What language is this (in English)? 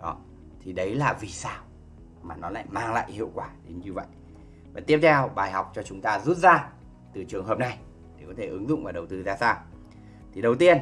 Vietnamese